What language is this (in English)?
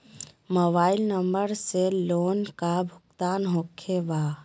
Magahi